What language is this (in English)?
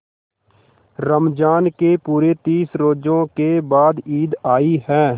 Hindi